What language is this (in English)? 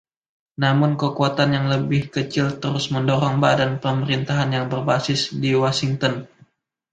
Indonesian